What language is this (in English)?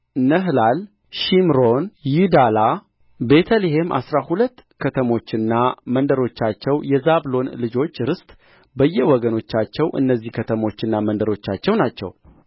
Amharic